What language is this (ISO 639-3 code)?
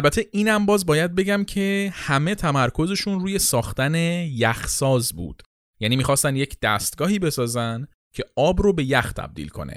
fas